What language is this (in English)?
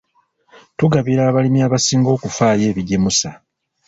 Ganda